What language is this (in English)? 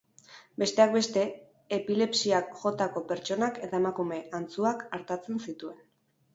Basque